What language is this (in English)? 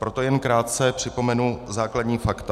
Czech